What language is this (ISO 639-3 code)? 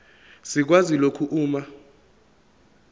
zul